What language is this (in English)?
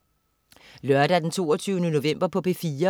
Danish